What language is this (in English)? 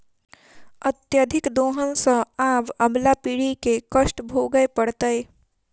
Maithili